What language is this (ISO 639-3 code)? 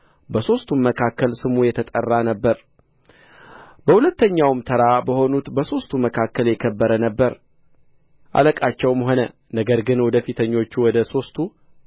amh